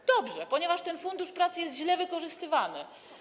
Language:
Polish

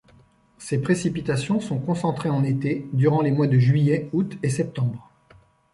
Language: French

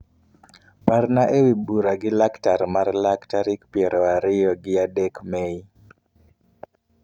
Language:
Luo (Kenya and Tanzania)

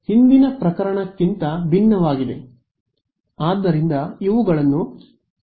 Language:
Kannada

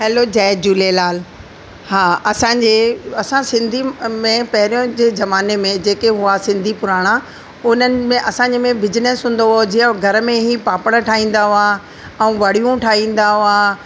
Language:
Sindhi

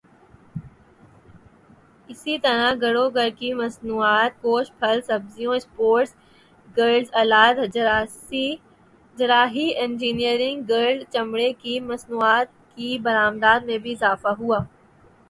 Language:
Urdu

